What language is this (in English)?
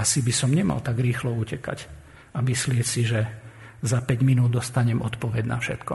Slovak